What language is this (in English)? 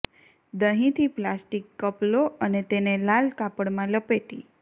Gujarati